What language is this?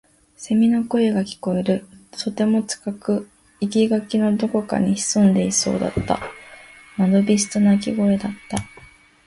Japanese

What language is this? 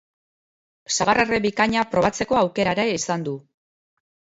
Basque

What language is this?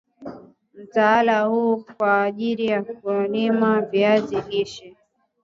Swahili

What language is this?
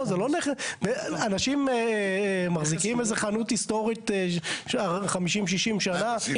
Hebrew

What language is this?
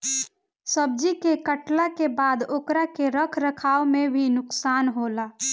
Bhojpuri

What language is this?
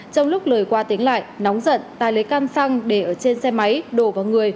Vietnamese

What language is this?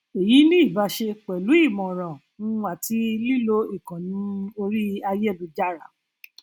Yoruba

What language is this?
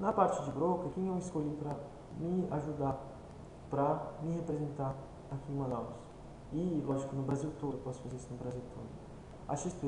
Portuguese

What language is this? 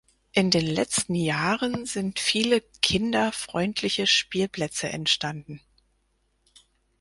German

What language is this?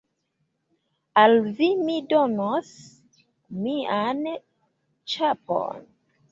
Esperanto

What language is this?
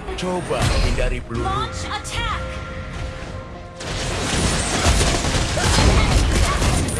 Indonesian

